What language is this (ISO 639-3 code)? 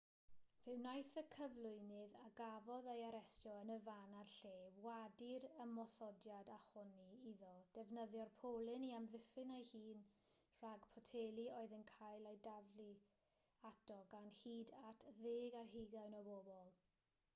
cym